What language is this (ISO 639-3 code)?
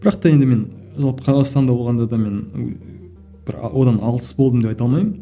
kaz